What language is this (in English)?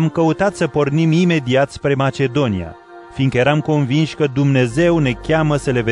Romanian